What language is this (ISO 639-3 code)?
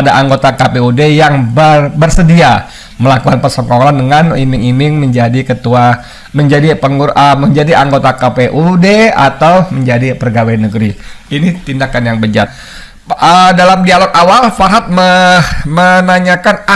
ind